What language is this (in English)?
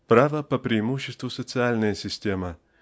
Russian